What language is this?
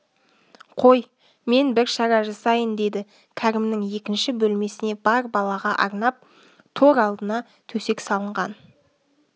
Kazakh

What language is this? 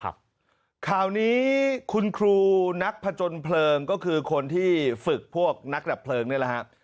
Thai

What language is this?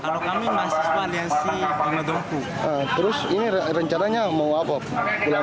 Indonesian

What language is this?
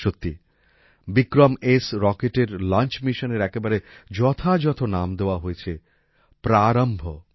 Bangla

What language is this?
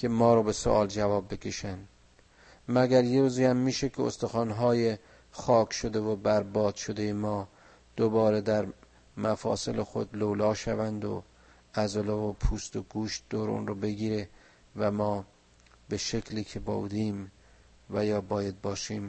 Persian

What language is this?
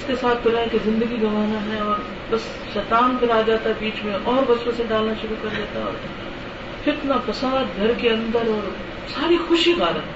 Urdu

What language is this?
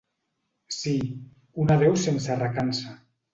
Catalan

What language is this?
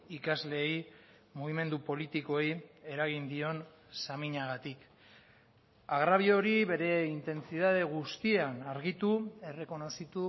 Basque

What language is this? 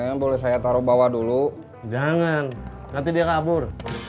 Indonesian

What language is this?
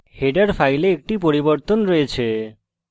Bangla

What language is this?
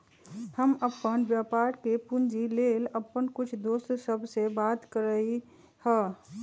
Magahi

